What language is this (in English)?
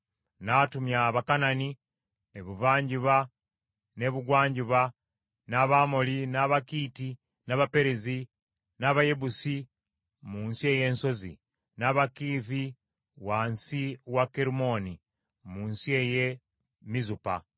Ganda